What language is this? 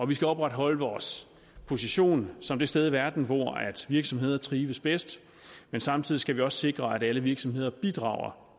Danish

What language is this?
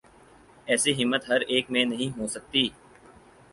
Urdu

